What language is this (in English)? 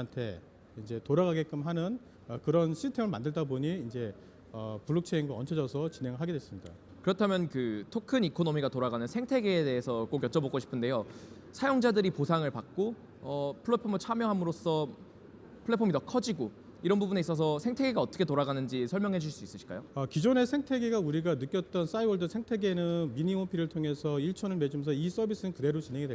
Korean